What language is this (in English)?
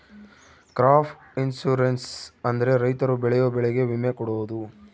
Kannada